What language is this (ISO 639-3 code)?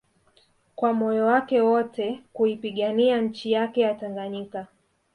swa